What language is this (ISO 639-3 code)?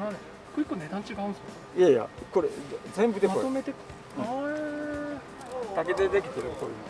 jpn